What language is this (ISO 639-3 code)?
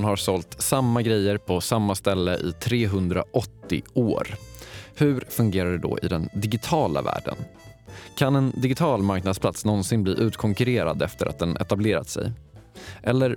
swe